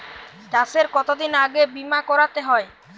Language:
Bangla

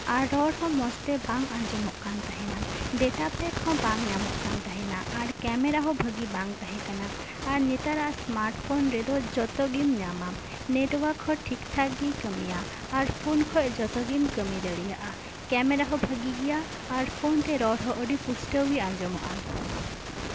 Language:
Santali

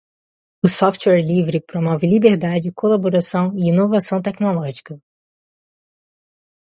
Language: Portuguese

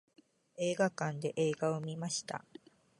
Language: Japanese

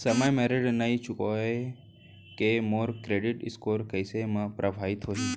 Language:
Chhattisgarhi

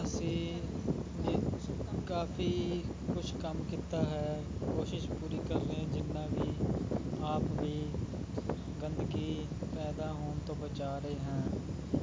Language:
Punjabi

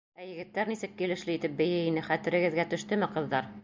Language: Bashkir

